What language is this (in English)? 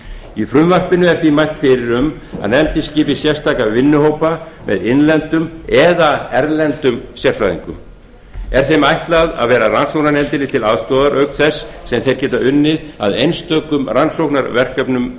Icelandic